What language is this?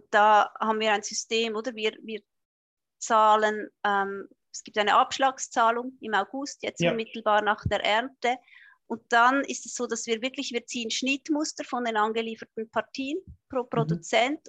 German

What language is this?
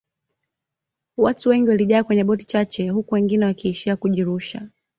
Swahili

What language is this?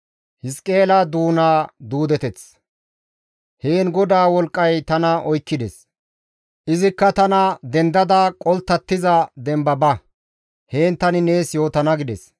Gamo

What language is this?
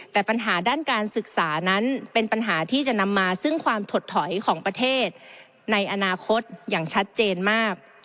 Thai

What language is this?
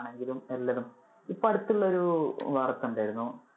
Malayalam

